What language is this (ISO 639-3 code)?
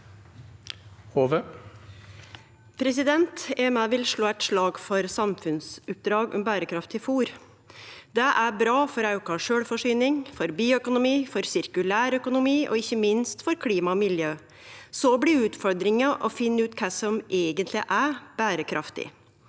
nor